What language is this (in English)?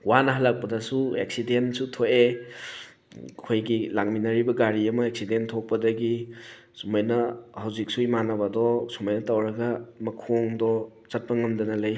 Manipuri